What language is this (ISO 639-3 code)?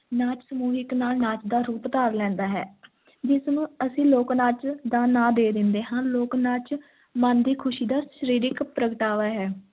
pan